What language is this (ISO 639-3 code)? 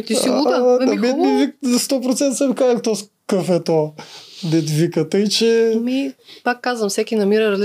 bul